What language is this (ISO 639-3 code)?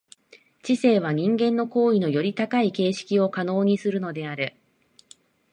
jpn